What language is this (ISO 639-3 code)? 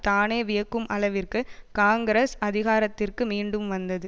tam